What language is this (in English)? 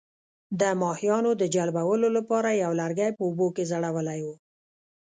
Pashto